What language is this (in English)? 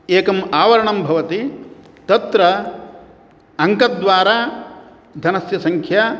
Sanskrit